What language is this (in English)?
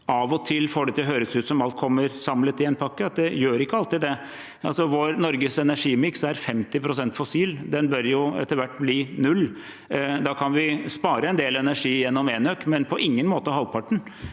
Norwegian